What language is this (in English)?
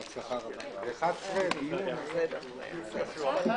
Hebrew